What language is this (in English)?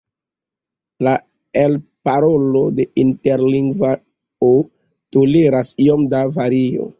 Esperanto